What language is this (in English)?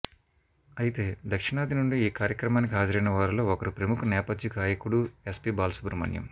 Telugu